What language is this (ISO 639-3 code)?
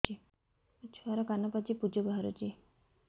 ori